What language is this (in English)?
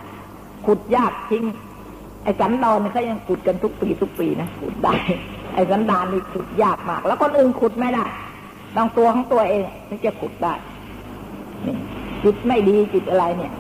Thai